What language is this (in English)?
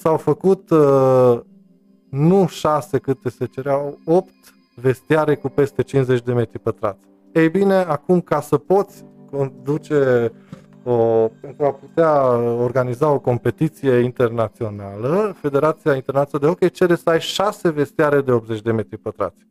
Romanian